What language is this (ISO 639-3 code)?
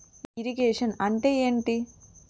tel